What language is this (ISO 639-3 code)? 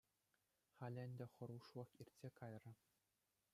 chv